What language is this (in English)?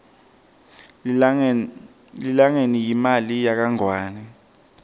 Swati